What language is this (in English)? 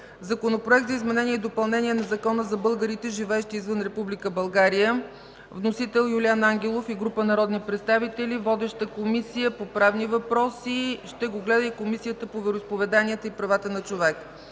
Bulgarian